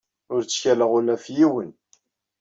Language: Kabyle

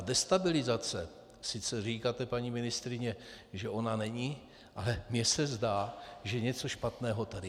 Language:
Czech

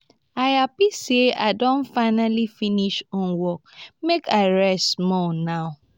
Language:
Nigerian Pidgin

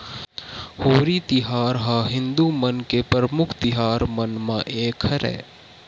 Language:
Chhattisgarhi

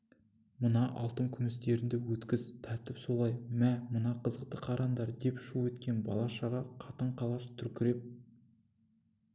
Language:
Kazakh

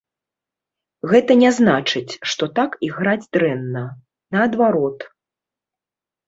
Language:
Belarusian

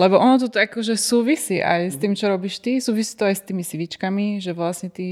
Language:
Slovak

